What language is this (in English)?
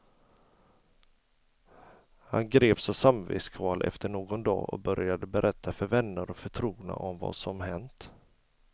Swedish